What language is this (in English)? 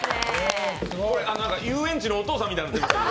Japanese